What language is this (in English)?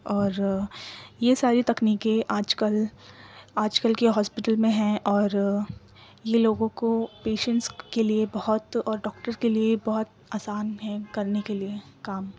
Urdu